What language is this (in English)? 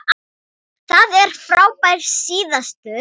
Icelandic